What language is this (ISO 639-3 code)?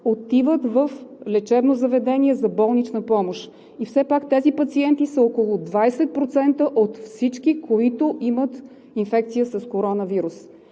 bul